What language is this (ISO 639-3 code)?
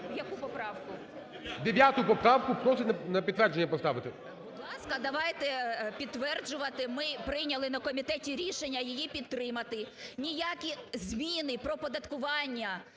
ukr